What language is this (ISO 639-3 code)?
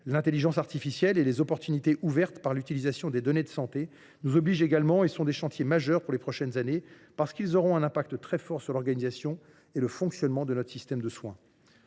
fra